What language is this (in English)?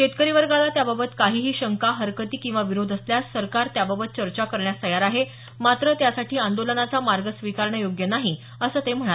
Marathi